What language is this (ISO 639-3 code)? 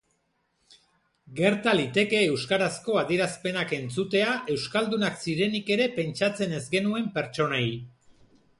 eus